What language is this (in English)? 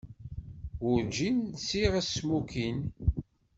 Kabyle